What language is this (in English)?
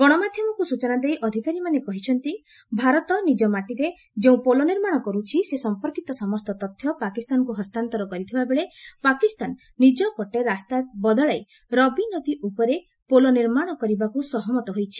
Odia